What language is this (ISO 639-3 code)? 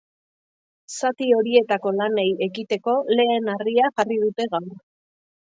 eus